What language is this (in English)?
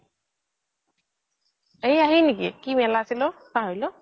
Assamese